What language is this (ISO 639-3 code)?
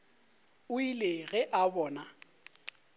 nso